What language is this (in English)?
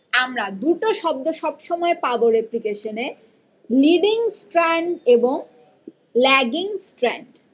Bangla